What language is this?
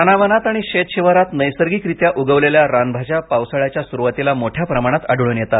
Marathi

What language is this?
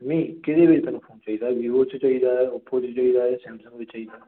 Punjabi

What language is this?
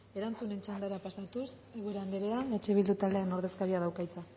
Basque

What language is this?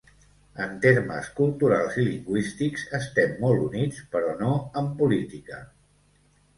Catalan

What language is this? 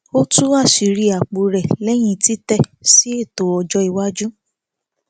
Yoruba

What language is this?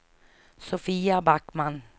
Swedish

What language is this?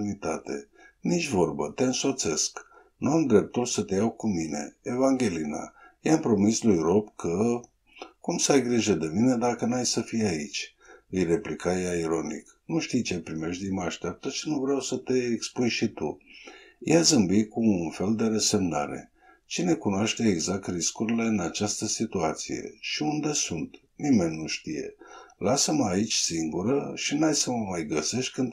Romanian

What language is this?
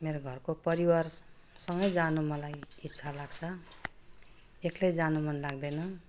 Nepali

